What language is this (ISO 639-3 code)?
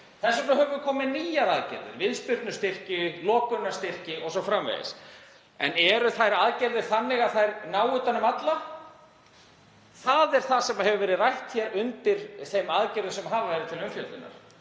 isl